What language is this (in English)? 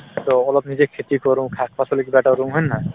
Assamese